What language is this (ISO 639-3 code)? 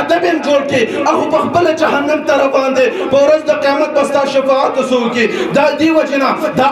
ron